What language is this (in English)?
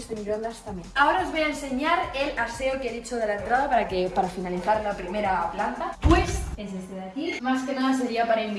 Spanish